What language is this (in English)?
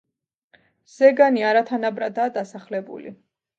Georgian